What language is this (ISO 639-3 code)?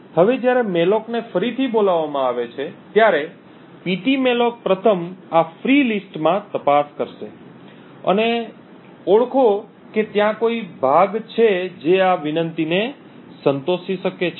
guj